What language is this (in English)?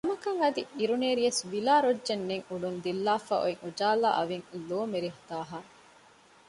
Divehi